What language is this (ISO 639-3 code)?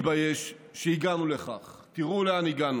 heb